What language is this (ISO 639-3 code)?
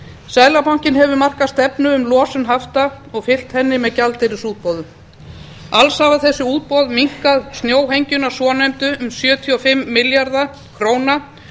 isl